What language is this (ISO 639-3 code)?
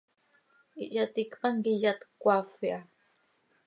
sei